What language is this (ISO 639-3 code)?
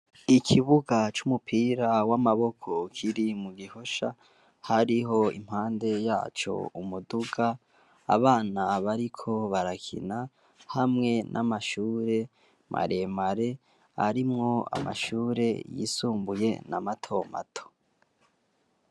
run